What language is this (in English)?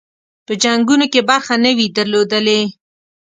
Pashto